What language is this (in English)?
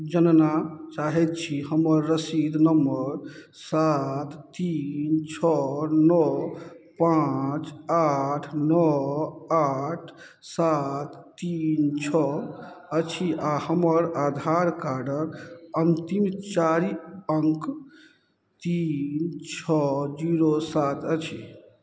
Maithili